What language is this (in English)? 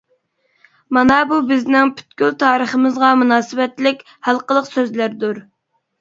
Uyghur